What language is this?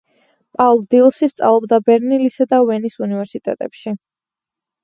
Georgian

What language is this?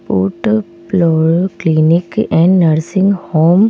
Hindi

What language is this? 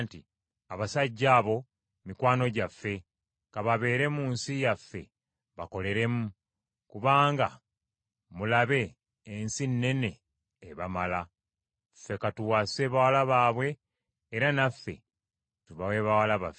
Ganda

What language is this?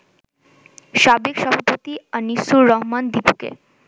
Bangla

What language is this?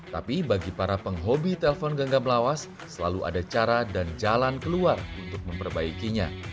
Indonesian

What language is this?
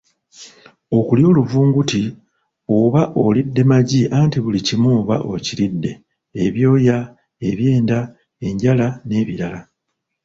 Ganda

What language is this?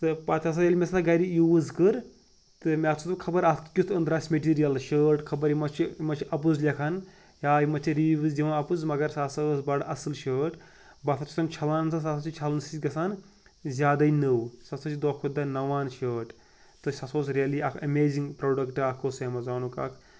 Kashmiri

